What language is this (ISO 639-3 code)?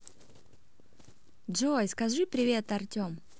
rus